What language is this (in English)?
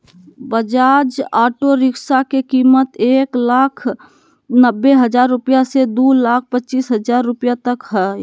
Magahi